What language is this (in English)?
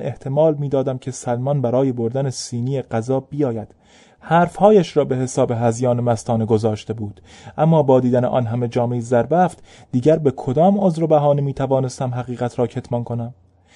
Persian